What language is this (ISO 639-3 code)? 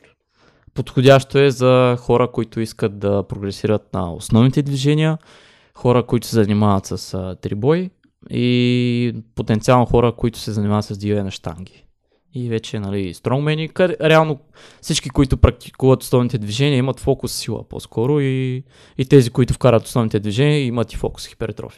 bul